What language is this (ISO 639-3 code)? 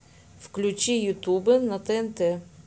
rus